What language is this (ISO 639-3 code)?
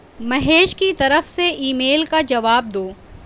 urd